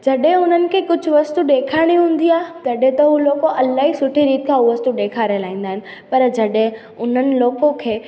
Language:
Sindhi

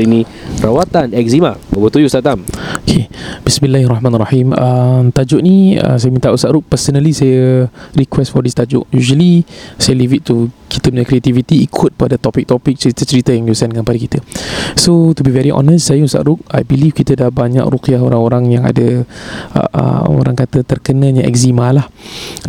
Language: Malay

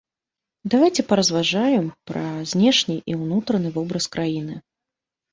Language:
Belarusian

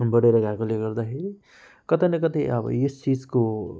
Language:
Nepali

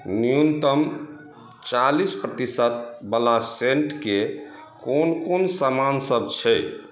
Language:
Maithili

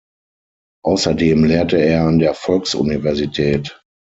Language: German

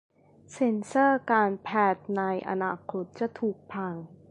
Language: Thai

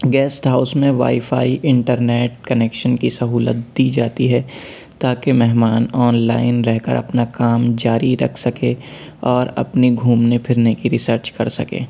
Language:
Urdu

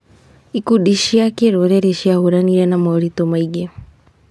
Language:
Kikuyu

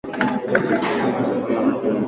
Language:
Swahili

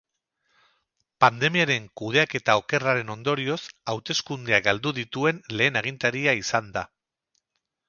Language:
Basque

